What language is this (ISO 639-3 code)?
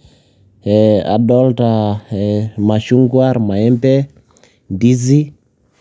mas